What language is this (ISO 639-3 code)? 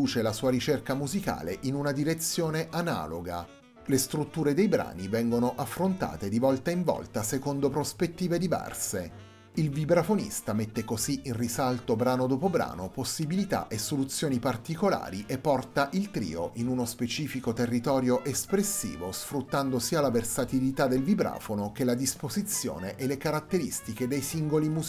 ita